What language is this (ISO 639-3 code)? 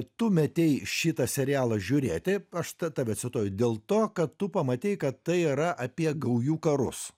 lit